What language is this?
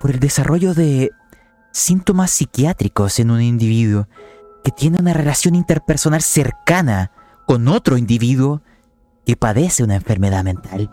Spanish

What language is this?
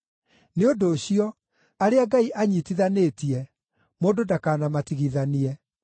Kikuyu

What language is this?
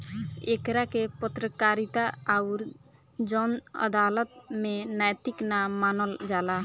Bhojpuri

